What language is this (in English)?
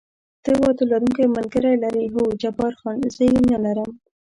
Pashto